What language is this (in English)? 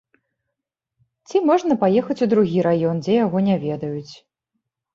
Belarusian